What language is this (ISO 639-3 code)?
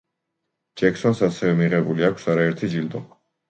kat